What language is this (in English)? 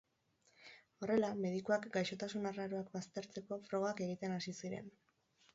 Basque